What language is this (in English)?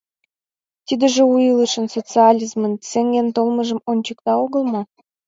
Mari